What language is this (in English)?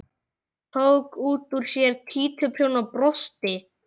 Icelandic